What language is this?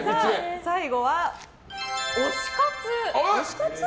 Japanese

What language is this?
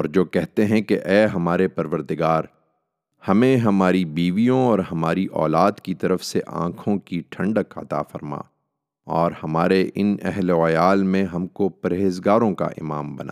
Urdu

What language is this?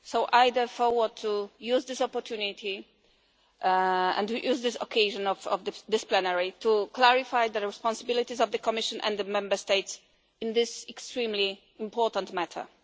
English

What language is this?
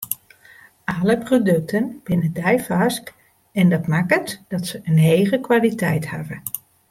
Western Frisian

